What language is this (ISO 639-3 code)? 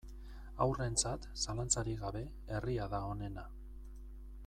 eus